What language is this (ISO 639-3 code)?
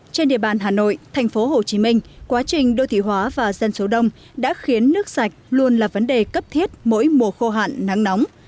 vie